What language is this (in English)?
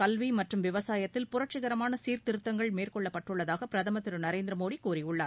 Tamil